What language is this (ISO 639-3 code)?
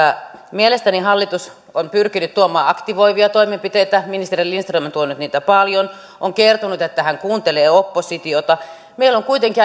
fin